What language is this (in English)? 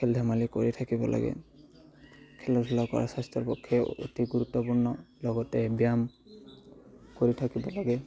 Assamese